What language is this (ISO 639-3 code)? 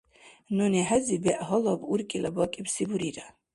dar